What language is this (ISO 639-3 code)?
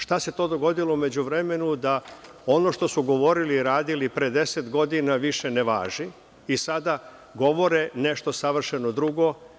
srp